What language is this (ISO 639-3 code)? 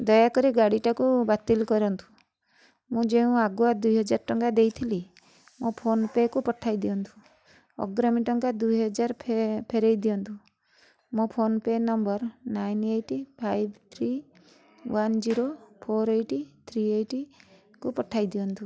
ori